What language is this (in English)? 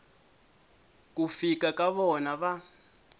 Tsonga